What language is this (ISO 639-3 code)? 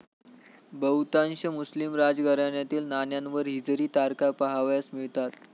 mar